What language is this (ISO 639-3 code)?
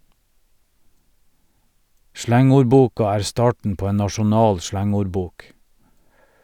nor